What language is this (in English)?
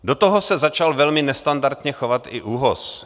Czech